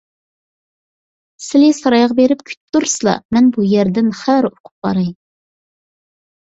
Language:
Uyghur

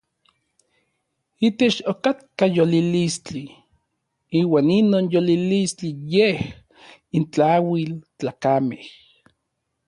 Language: Orizaba Nahuatl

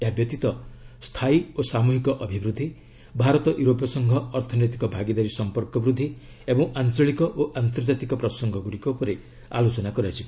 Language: Odia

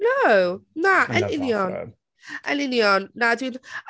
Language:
Welsh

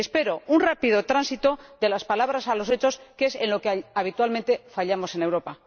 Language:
Spanish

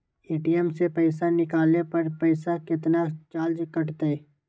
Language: Magahi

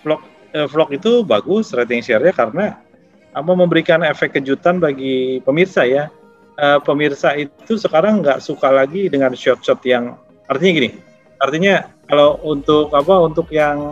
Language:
Indonesian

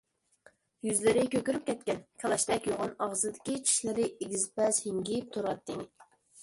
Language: Uyghur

